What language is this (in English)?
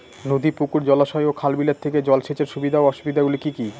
Bangla